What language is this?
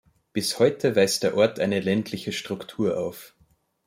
German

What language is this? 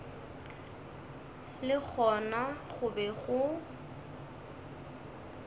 Northern Sotho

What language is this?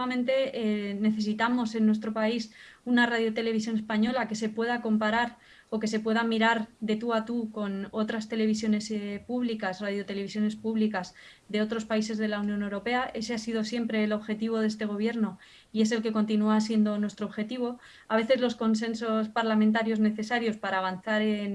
Spanish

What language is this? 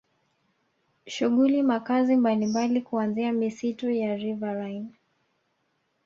Swahili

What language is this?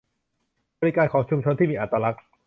Thai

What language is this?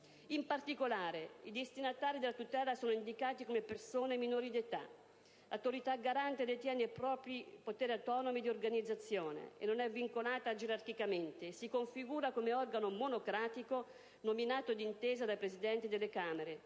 Italian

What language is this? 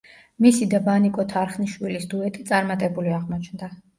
Georgian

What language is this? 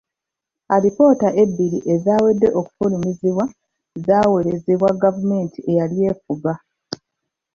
Ganda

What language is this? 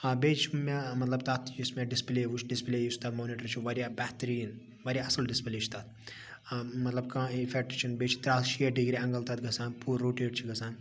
Kashmiri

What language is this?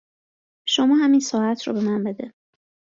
Persian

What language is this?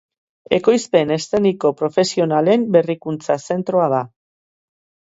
Basque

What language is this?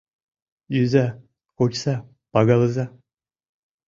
Mari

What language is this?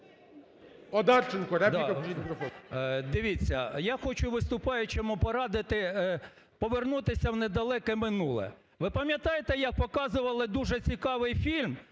Ukrainian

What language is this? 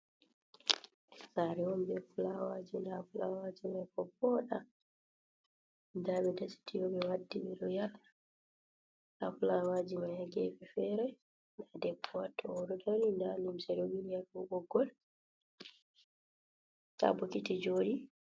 Fula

